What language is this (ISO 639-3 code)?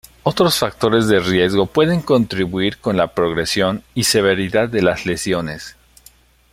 spa